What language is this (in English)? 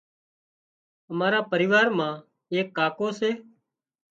Wadiyara Koli